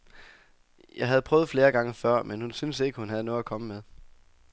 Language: Danish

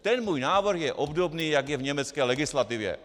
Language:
Czech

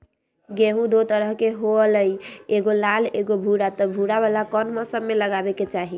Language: Magahi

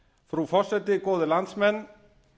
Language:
Icelandic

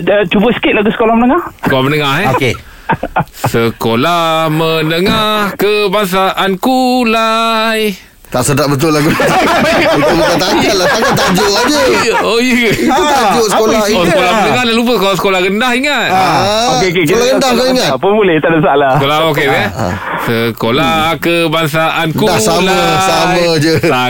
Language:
Malay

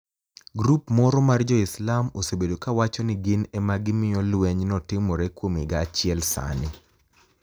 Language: Luo (Kenya and Tanzania)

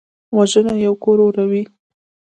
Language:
Pashto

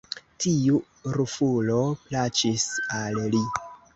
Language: Esperanto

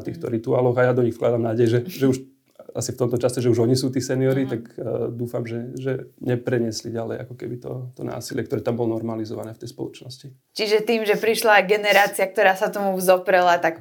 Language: Slovak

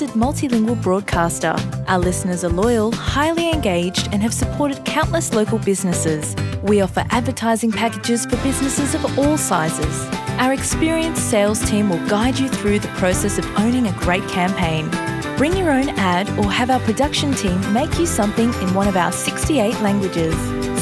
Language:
Romanian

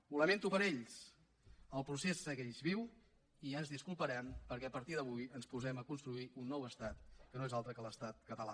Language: Catalan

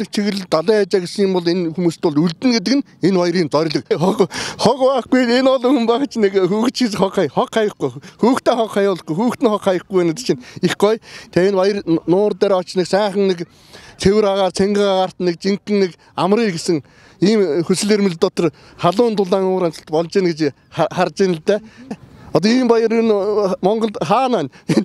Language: Turkish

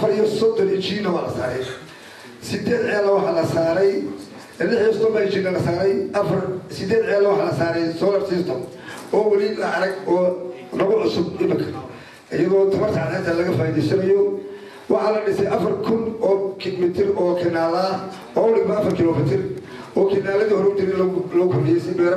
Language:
Arabic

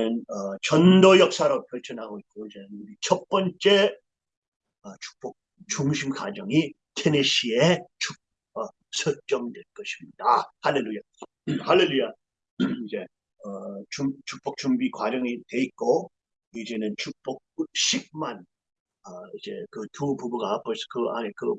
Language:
Korean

